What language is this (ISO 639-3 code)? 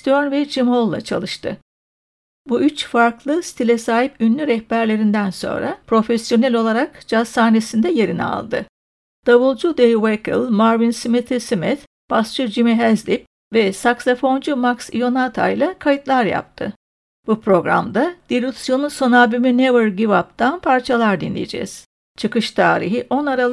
tur